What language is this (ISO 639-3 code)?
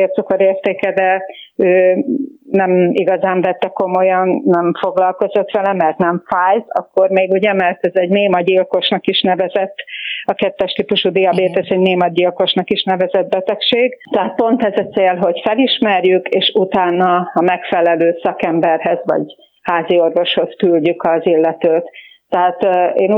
hun